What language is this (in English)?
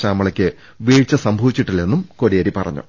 Malayalam